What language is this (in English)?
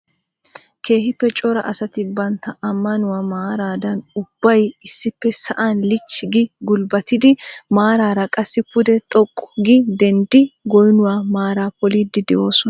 Wolaytta